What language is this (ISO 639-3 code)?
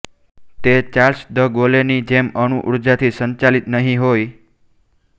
guj